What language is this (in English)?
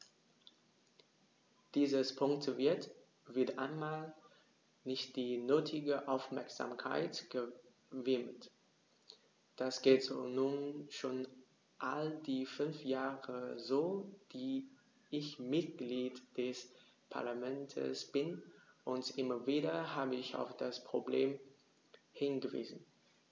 German